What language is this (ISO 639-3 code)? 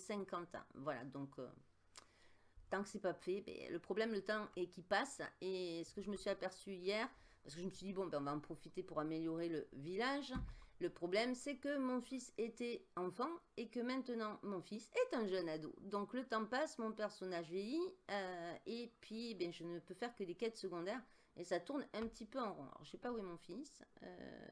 fra